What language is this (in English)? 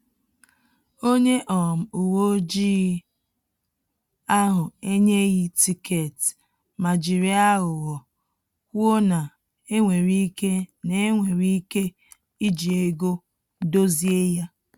Igbo